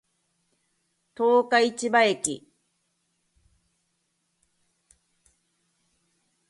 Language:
Japanese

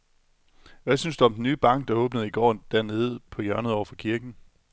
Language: Danish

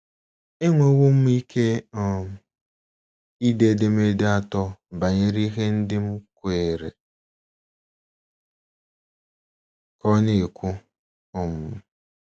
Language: Igbo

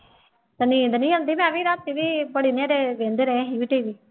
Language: Punjabi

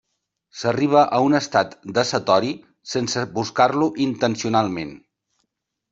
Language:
Catalan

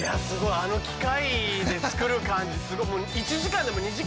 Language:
Japanese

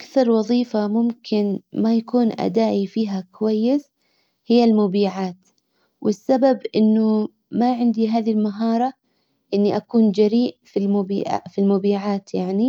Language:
Hijazi Arabic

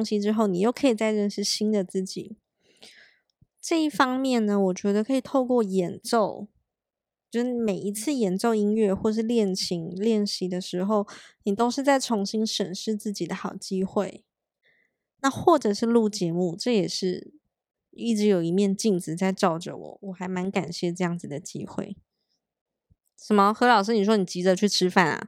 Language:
Chinese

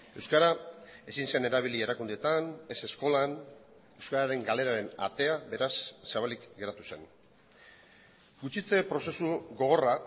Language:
Basque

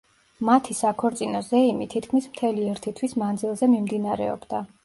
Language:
Georgian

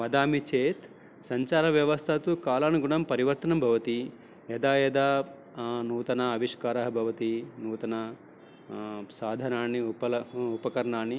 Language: Sanskrit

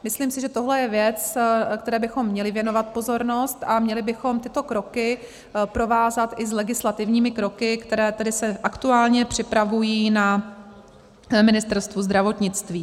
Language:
Czech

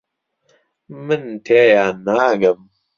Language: Central Kurdish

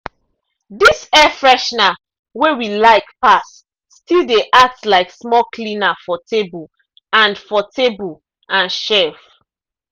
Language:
Nigerian Pidgin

